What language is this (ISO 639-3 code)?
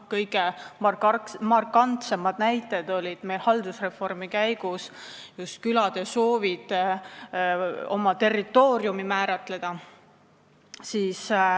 est